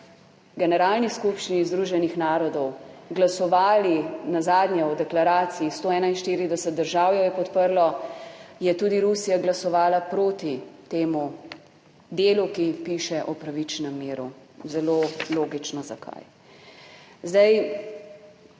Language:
Slovenian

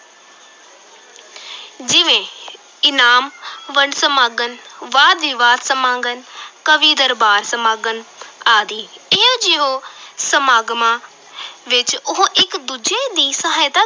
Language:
Punjabi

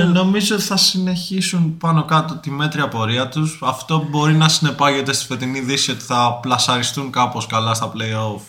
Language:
Greek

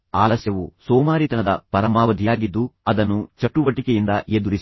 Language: Kannada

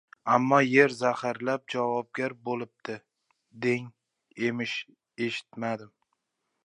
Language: Uzbek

